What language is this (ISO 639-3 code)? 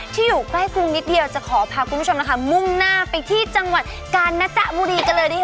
tha